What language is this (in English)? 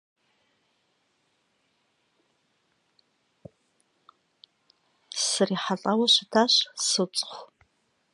Kabardian